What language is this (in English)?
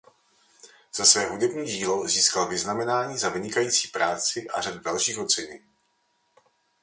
Czech